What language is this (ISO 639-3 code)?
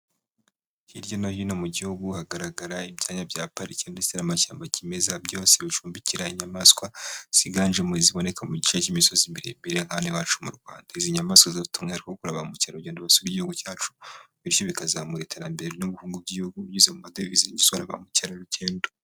kin